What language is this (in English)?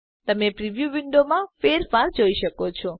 Gujarati